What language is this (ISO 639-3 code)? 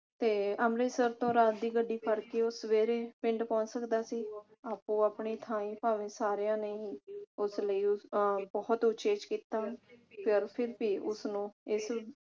pan